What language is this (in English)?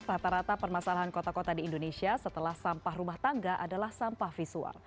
Indonesian